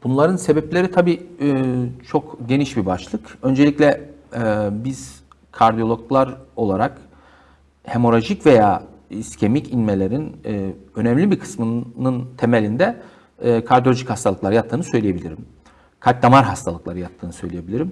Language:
Turkish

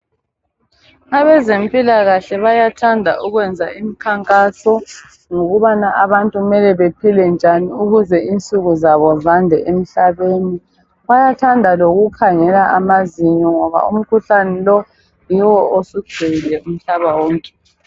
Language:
North Ndebele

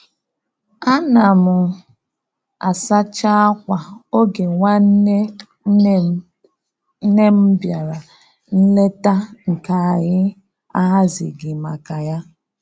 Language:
Igbo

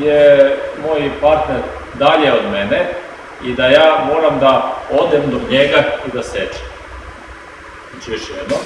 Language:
Serbian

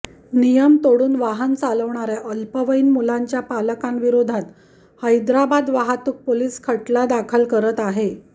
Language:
Marathi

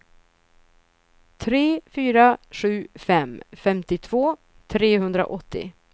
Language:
Swedish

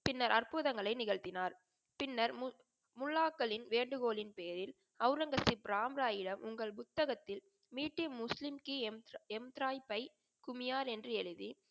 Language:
Tamil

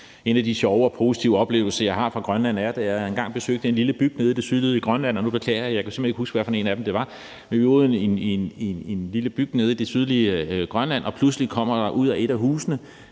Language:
Danish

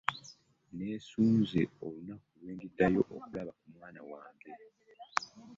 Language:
Ganda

